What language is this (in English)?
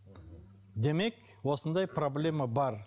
Kazakh